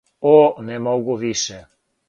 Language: Serbian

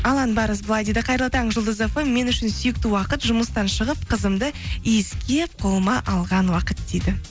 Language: Kazakh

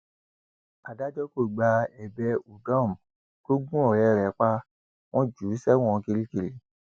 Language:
Yoruba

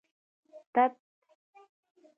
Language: Pashto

